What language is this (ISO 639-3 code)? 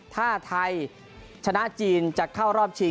tha